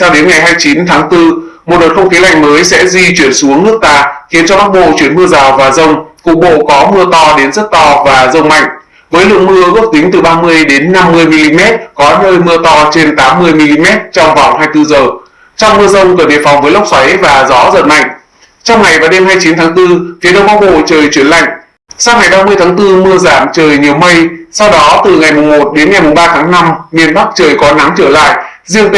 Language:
Vietnamese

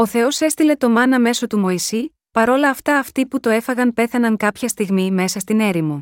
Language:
Greek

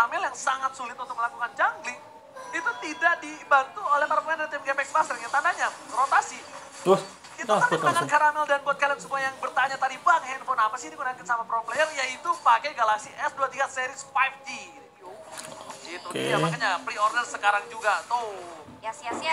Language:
Indonesian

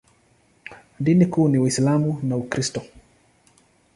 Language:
Swahili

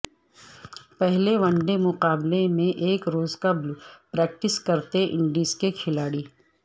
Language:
Urdu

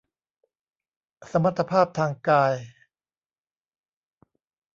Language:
Thai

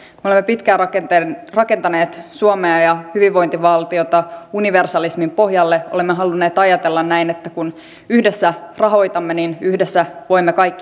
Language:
Finnish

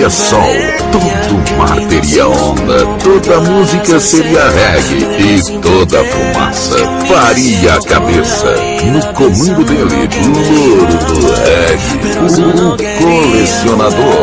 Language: Romanian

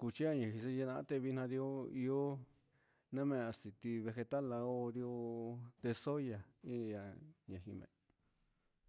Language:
Huitepec Mixtec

